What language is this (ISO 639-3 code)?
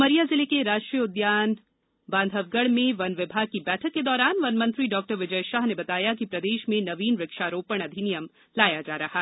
hin